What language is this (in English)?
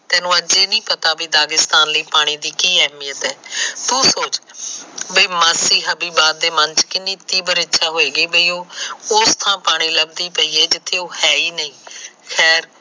Punjabi